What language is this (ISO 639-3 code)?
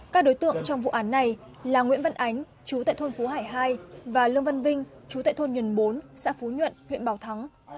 vie